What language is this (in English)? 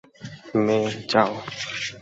Bangla